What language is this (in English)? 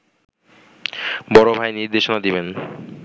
Bangla